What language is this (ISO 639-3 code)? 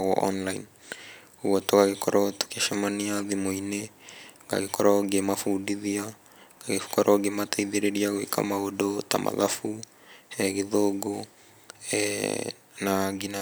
kik